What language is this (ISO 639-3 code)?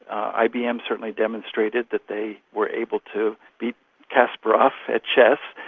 eng